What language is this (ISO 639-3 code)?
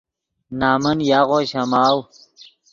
ydg